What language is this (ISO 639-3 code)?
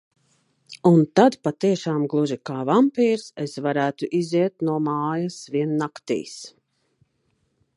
lav